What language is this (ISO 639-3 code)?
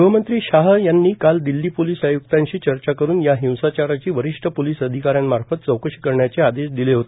mar